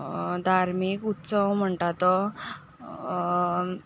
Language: Konkani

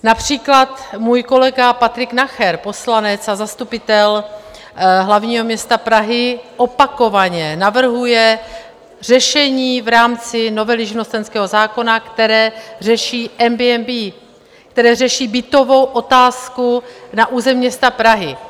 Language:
Czech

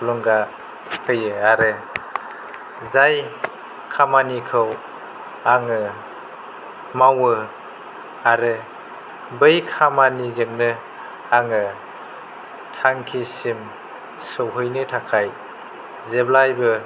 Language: Bodo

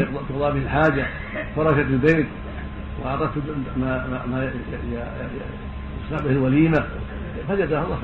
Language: Arabic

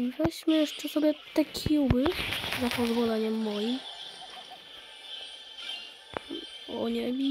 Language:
Polish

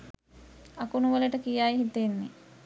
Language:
Sinhala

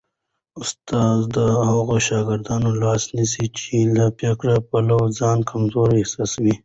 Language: Pashto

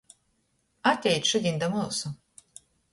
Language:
Latgalian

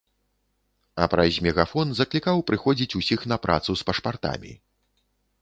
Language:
Belarusian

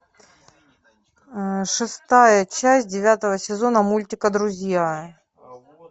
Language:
Russian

